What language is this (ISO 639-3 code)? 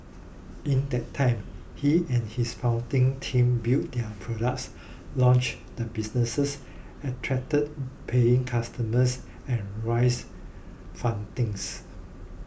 eng